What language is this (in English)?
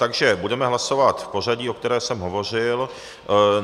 Czech